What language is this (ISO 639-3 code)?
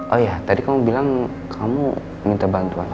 ind